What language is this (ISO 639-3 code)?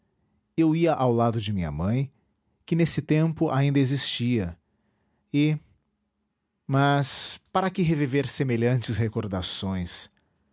por